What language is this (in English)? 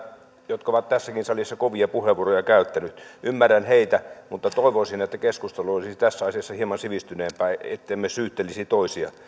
Finnish